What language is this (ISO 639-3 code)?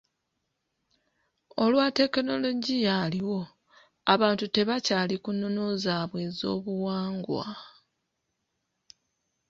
lug